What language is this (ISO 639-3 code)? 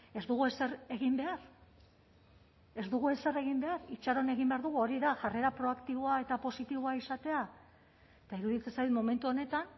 eus